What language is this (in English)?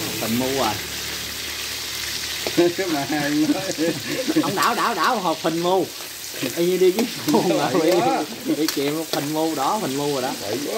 Vietnamese